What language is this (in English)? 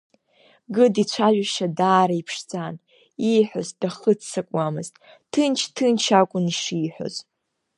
Abkhazian